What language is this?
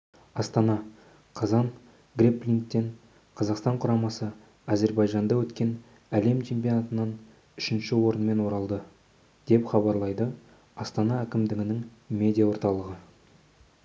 Kazakh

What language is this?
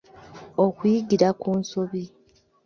Ganda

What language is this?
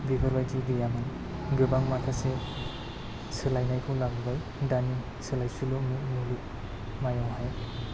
Bodo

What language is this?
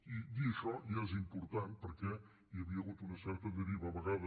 Catalan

